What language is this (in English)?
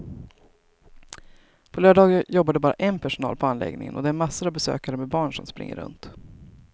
Swedish